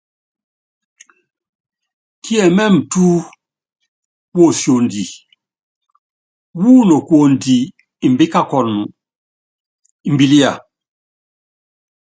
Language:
Yangben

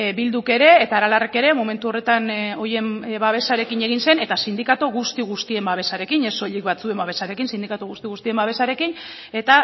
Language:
Basque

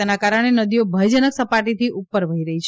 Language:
Gujarati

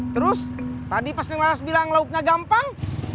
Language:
Indonesian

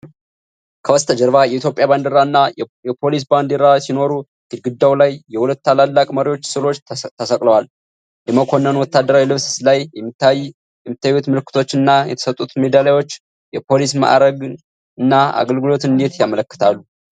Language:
Amharic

